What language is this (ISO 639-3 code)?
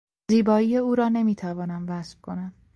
fas